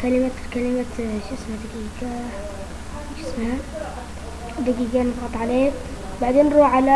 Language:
Arabic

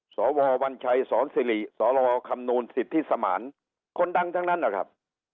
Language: Thai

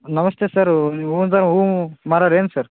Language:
Kannada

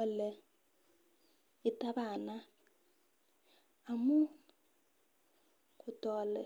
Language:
Kalenjin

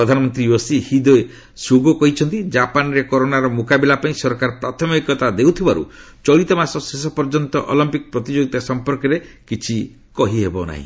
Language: Odia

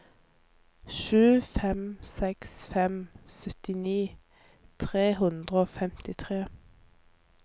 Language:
Norwegian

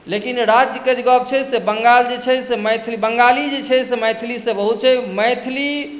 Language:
Maithili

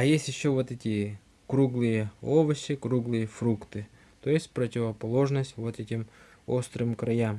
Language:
Russian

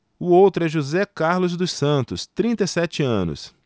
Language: Portuguese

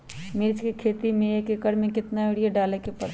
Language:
Magahi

